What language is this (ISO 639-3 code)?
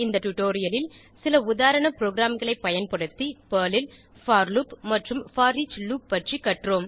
tam